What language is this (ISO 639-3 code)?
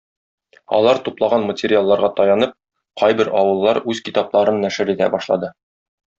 tat